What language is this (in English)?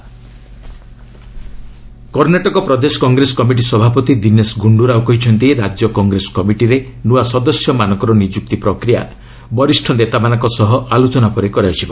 Odia